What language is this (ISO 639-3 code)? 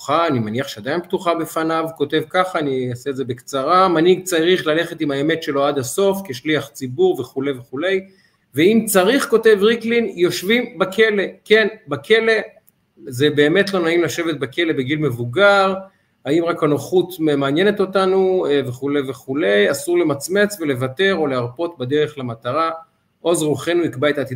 heb